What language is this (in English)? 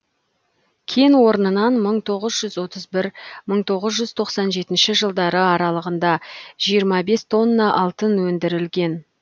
Kazakh